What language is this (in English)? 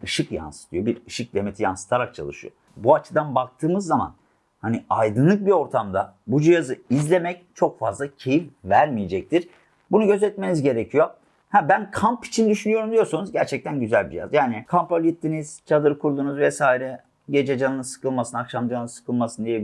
Turkish